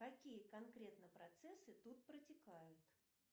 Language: Russian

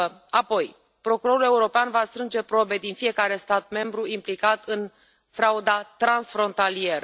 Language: Romanian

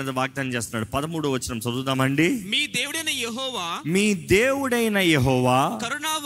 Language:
Telugu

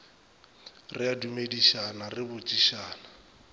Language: Northern Sotho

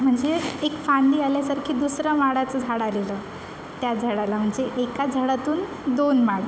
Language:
Marathi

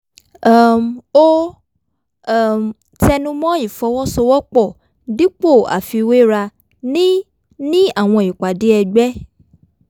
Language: Yoruba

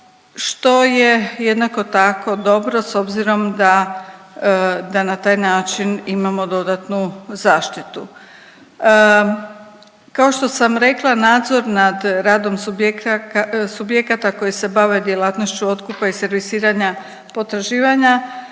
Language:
Croatian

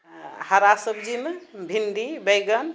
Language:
Maithili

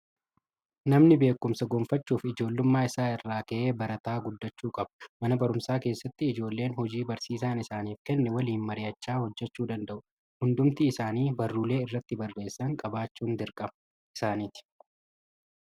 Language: Oromo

